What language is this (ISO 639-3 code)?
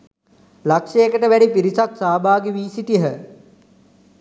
sin